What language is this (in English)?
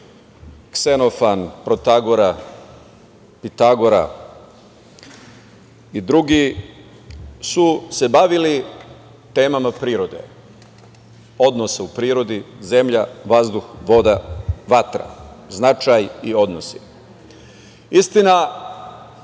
Serbian